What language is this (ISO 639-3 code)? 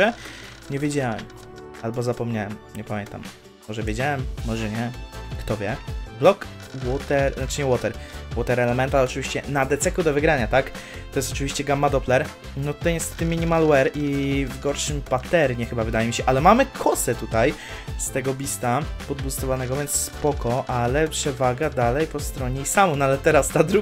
pol